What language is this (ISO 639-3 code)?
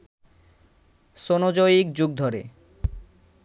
ben